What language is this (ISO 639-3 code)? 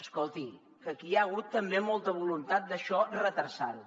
cat